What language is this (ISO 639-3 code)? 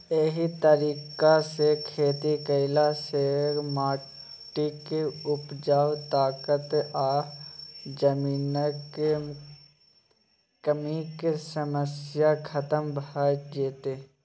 mai